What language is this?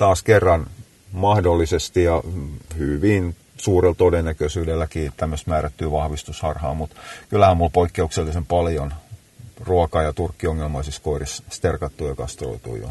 Finnish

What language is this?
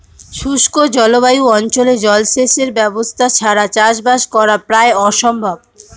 Bangla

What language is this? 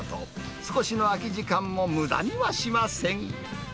Japanese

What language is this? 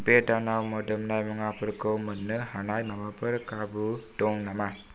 Bodo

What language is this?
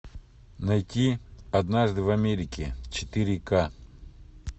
Russian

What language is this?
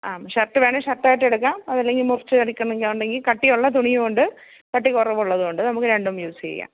Malayalam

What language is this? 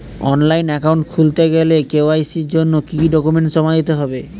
Bangla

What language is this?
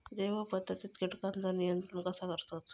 Marathi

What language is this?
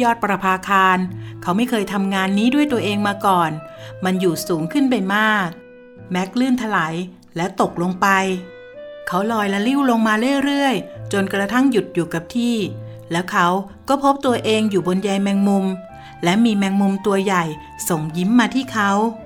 Thai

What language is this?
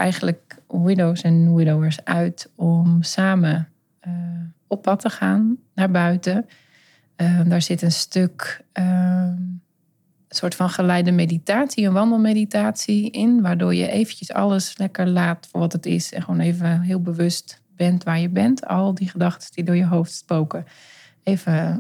Dutch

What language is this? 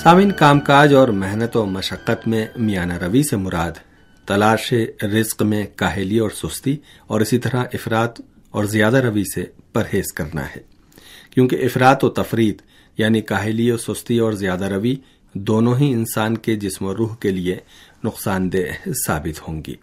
Urdu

